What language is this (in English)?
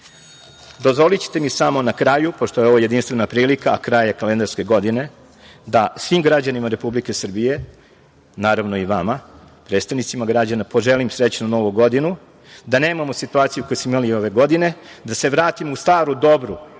Serbian